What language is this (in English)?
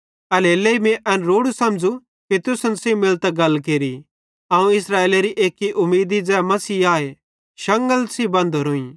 Bhadrawahi